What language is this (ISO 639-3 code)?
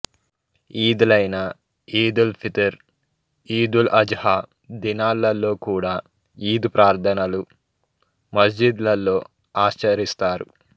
tel